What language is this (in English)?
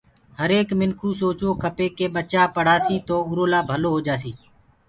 Gurgula